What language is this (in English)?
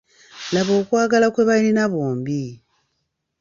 Ganda